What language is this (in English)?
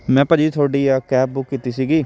Punjabi